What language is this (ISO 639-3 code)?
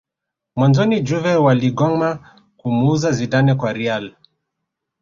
swa